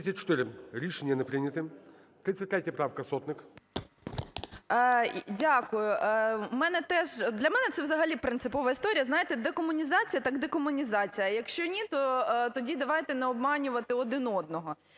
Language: Ukrainian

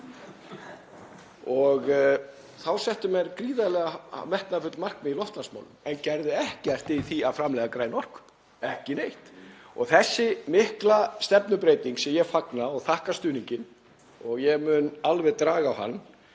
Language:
Icelandic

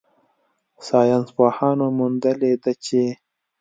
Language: Pashto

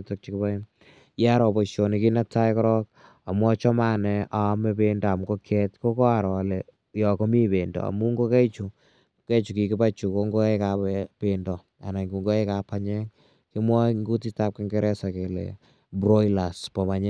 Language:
Kalenjin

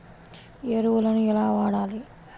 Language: Telugu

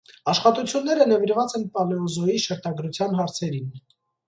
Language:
Armenian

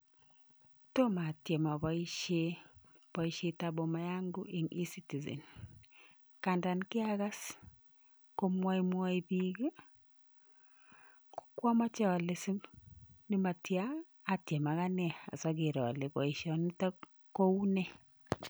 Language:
Kalenjin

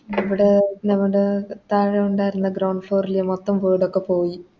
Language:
Malayalam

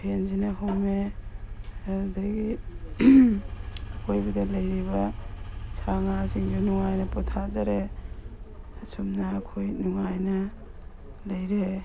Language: Manipuri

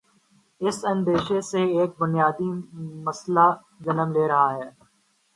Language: Urdu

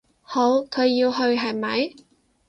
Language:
Cantonese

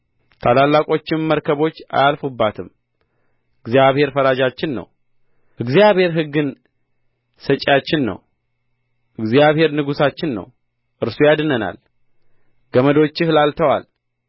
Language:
Amharic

